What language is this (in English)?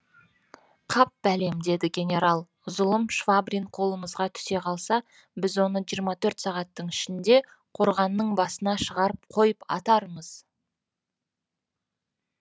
Kazakh